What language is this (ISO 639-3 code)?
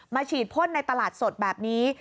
tha